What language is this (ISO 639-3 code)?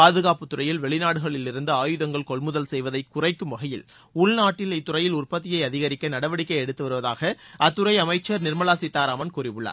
tam